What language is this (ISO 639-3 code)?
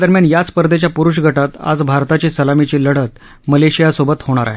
mar